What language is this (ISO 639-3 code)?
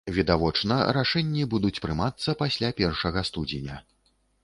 bel